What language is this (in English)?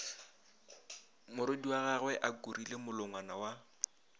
Northern Sotho